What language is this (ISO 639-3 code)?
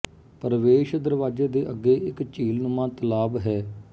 pan